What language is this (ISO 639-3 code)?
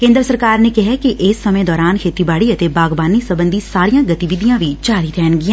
pan